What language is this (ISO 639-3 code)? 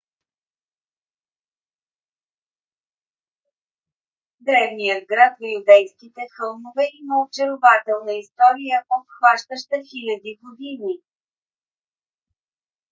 bul